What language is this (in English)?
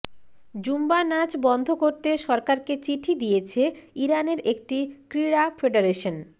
Bangla